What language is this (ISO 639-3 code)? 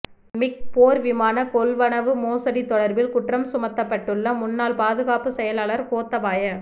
tam